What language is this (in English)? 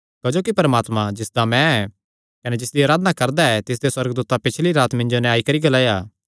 Kangri